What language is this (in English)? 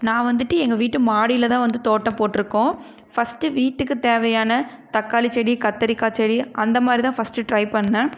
Tamil